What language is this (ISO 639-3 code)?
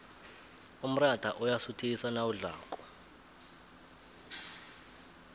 nbl